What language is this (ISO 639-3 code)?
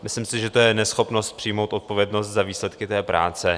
ces